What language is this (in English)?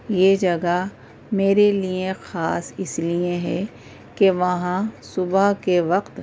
Urdu